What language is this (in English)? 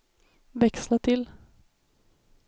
Swedish